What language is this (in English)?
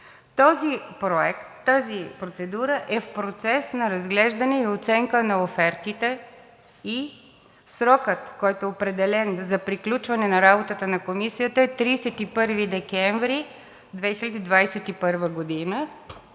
Bulgarian